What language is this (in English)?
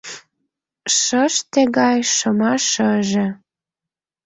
Mari